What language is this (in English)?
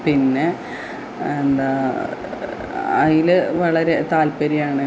Malayalam